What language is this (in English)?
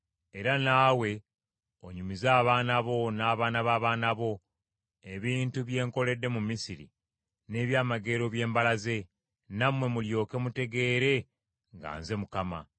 Ganda